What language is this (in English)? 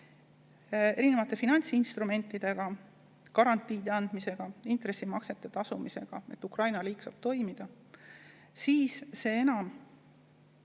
Estonian